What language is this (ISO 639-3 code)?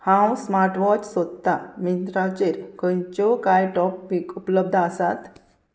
kok